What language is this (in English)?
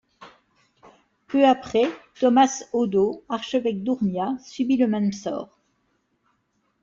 French